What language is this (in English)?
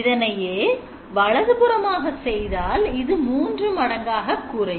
Tamil